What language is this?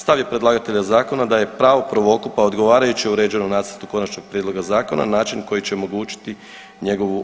Croatian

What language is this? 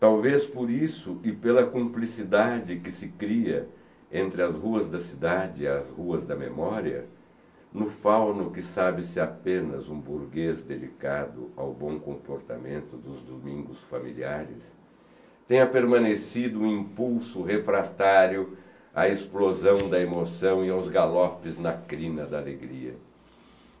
Portuguese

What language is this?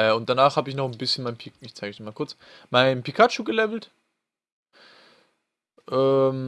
German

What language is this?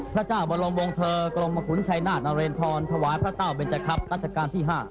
Thai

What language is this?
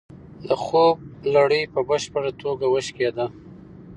Pashto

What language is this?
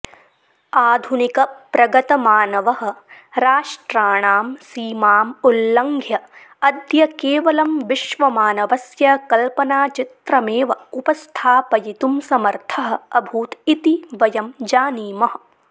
Sanskrit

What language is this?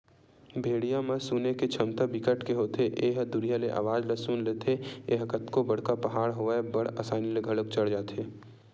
Chhattisgarhi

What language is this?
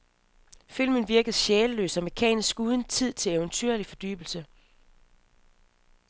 Danish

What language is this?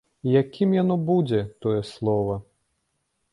Belarusian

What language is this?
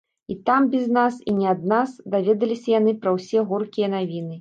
Belarusian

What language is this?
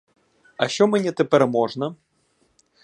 Ukrainian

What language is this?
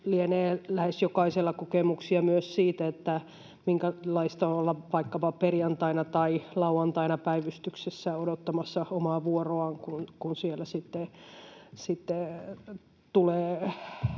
Finnish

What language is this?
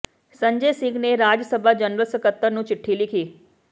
Punjabi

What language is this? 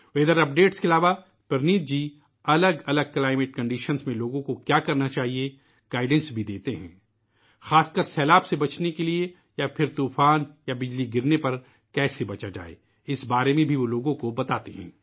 Urdu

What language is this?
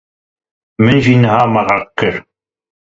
Kurdish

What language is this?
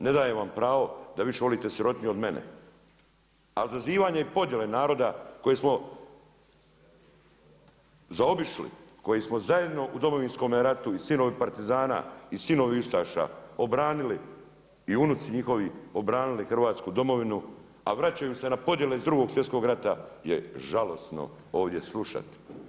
Croatian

